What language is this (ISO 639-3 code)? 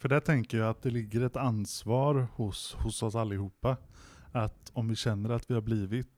swe